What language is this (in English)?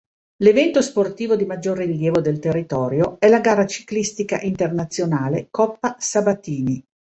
Italian